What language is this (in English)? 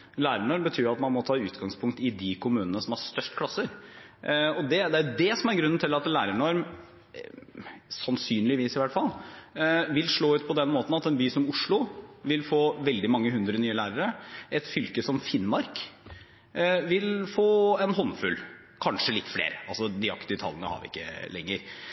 Norwegian Bokmål